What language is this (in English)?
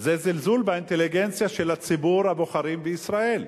Hebrew